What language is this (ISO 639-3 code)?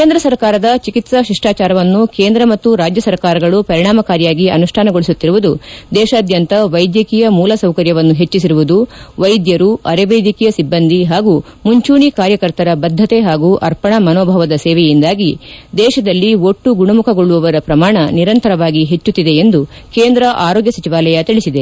kan